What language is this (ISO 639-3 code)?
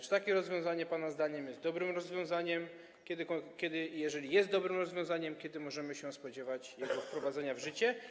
pol